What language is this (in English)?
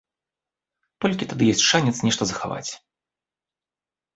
Belarusian